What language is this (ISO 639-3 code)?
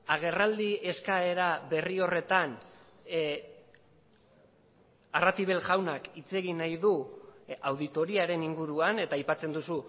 eus